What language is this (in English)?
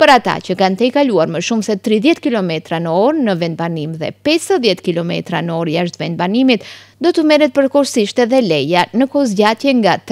Romanian